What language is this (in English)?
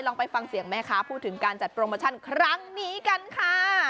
Thai